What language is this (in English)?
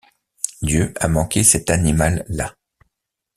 French